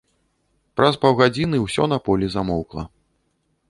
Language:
Belarusian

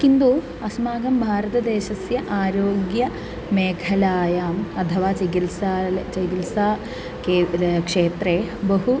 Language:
Sanskrit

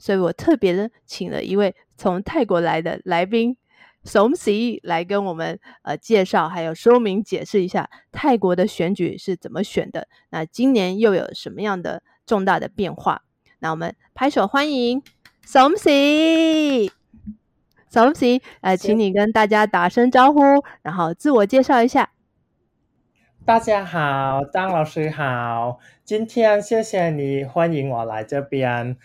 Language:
Chinese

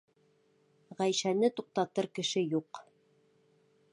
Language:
Bashkir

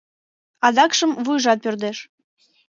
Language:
Mari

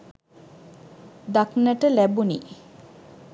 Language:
Sinhala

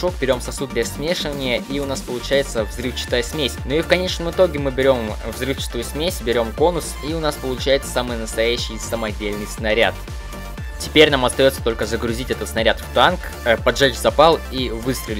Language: Russian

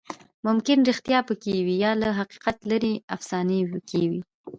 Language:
Pashto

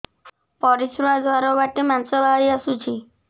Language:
Odia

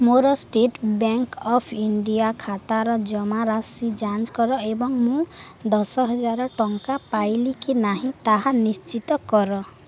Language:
Odia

